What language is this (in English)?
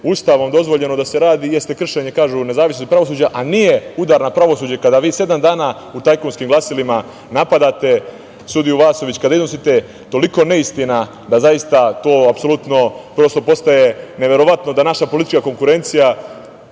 Serbian